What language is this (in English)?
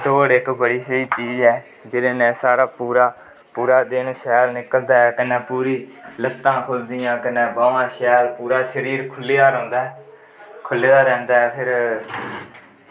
Dogri